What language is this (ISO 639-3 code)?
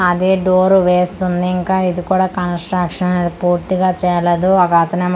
tel